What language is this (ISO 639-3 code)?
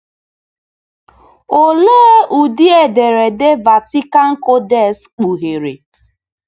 ibo